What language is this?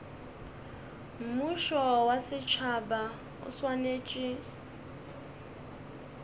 Northern Sotho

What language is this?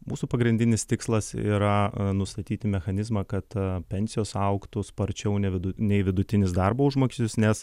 Lithuanian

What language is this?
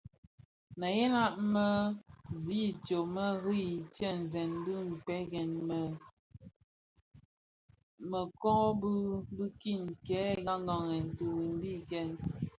Bafia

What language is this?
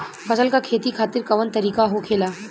Bhojpuri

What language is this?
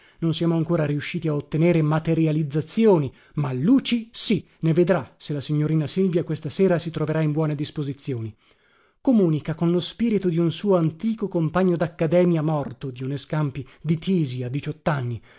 Italian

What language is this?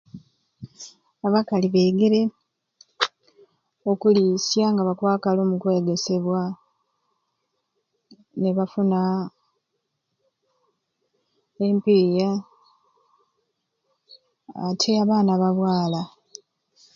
Ruuli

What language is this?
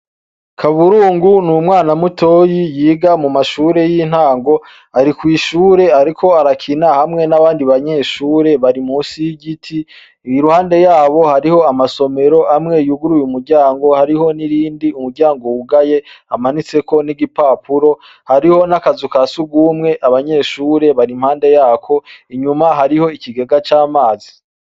Rundi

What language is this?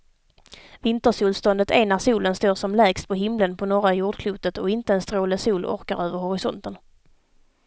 Swedish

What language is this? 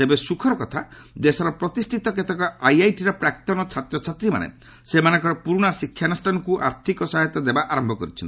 Odia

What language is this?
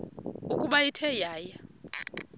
Xhosa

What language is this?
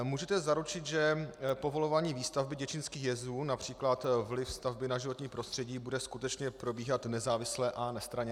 Czech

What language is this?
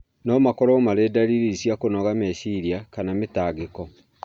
Kikuyu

